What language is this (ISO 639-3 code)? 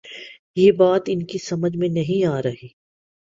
urd